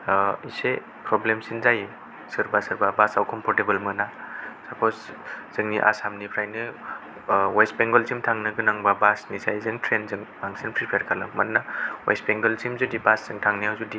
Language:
Bodo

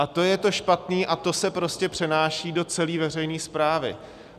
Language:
Czech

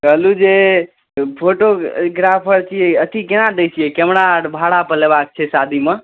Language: Maithili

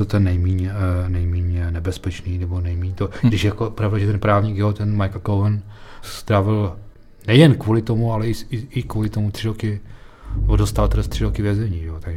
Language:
Czech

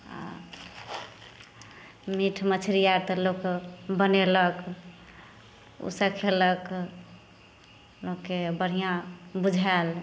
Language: Maithili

